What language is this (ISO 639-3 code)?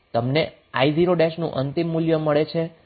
guj